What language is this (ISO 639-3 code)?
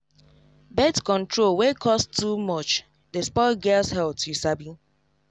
pcm